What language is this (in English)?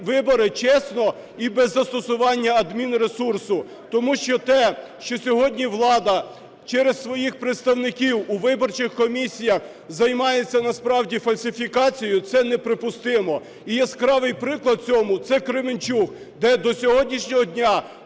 Ukrainian